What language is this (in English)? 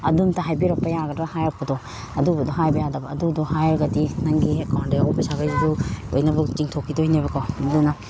Manipuri